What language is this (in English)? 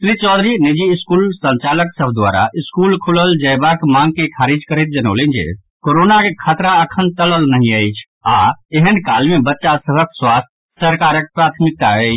Maithili